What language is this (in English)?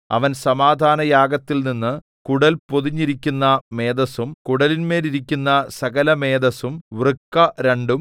Malayalam